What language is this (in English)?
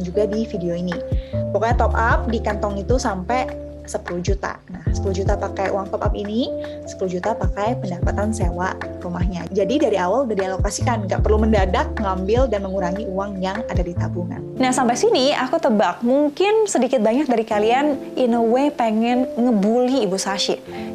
Indonesian